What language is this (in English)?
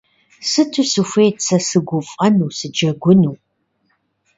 Kabardian